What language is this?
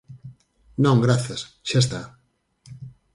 Galician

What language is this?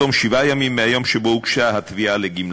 Hebrew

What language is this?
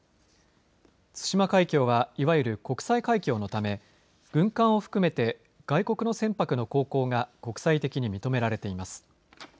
Japanese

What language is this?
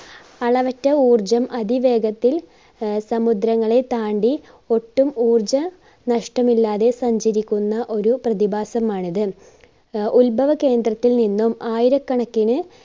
Malayalam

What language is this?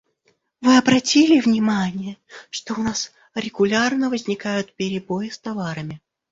Russian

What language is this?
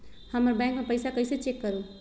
Magahi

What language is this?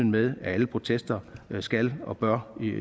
Danish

